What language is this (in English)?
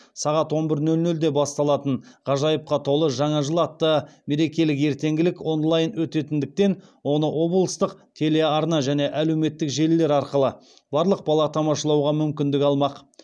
Kazakh